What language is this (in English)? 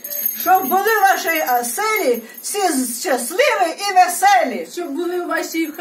Russian